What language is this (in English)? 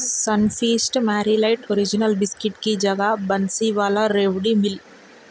Urdu